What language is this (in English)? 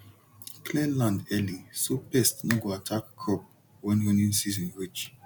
Nigerian Pidgin